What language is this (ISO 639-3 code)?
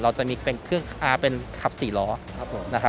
tha